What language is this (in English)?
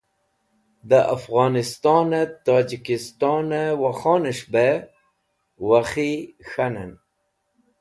Wakhi